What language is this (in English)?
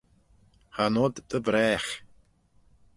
Manx